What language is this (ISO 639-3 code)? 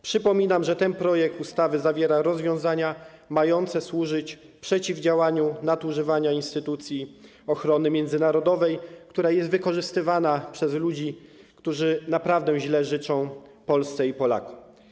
pol